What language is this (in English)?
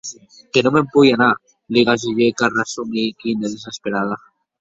Occitan